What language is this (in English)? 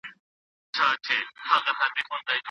Pashto